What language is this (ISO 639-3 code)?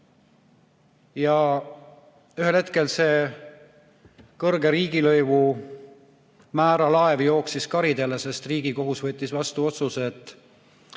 est